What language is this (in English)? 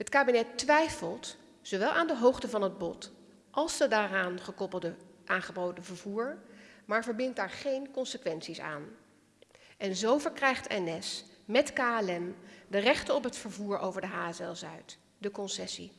Dutch